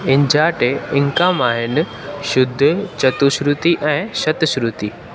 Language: Sindhi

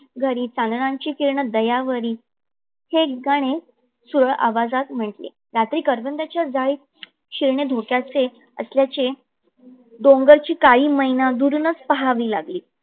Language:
Marathi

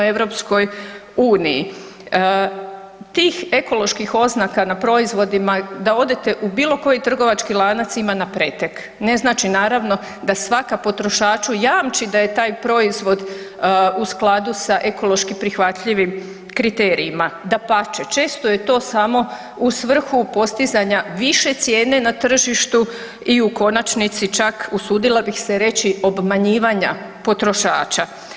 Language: Croatian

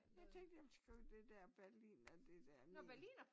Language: Danish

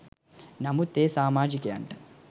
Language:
Sinhala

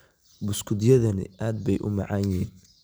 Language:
Somali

